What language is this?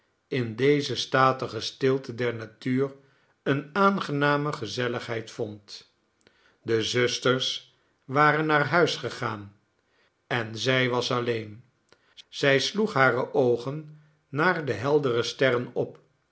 Dutch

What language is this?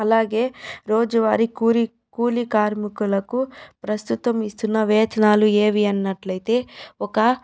Telugu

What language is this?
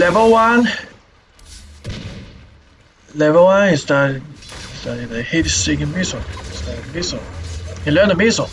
English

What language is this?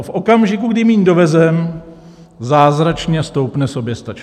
Czech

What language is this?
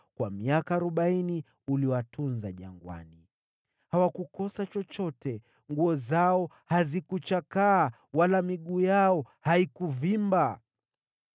Swahili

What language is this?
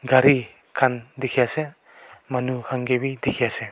Naga Pidgin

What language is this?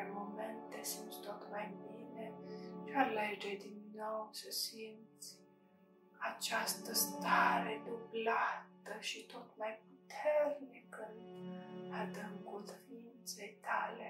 Romanian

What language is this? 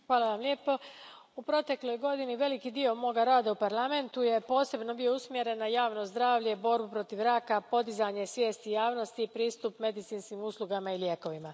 Croatian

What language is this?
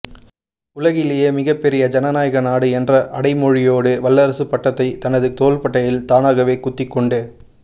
Tamil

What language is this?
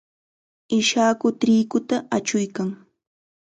Chiquián Ancash Quechua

